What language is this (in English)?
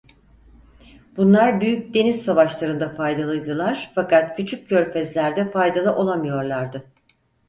Turkish